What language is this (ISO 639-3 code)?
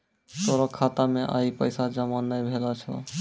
mai